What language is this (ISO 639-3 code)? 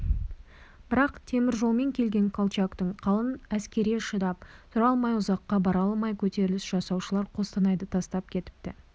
kaz